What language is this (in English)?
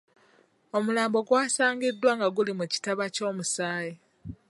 Ganda